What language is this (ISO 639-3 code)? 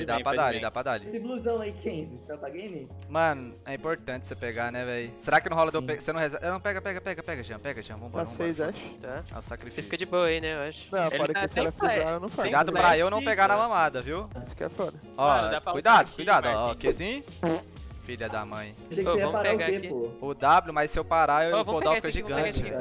por